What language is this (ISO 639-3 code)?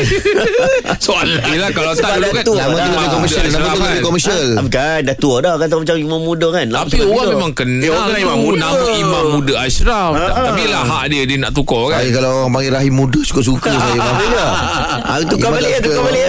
msa